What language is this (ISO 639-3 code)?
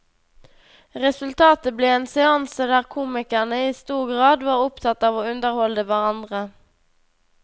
nor